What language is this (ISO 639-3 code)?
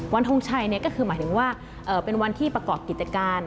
tha